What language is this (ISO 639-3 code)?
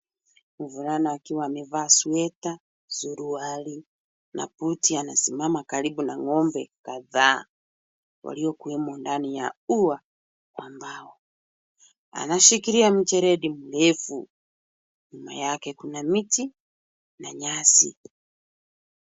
swa